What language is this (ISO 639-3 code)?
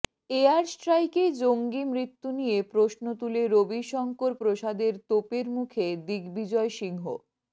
ben